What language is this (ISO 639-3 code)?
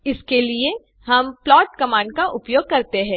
hin